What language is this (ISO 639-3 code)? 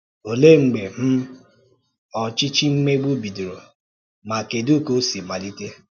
ibo